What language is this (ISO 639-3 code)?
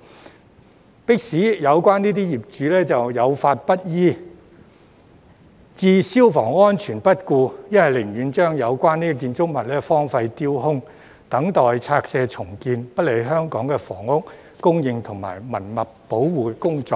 yue